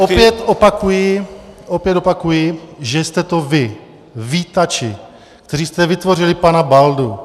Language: Czech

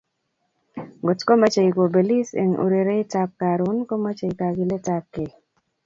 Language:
Kalenjin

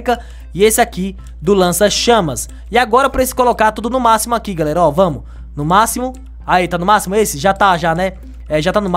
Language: Portuguese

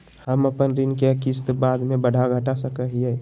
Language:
Magahi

